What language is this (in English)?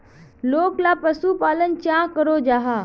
Magahi